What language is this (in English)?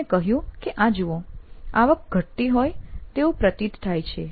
Gujarati